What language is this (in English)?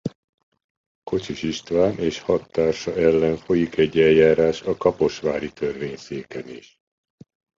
Hungarian